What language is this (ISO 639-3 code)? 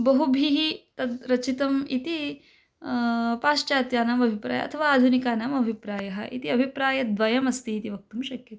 san